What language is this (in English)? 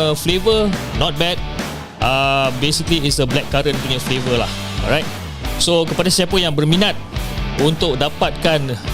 Malay